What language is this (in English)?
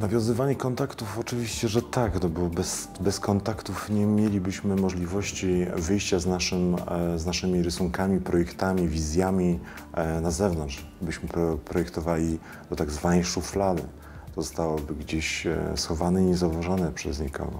Polish